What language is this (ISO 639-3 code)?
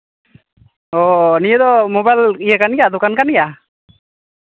sat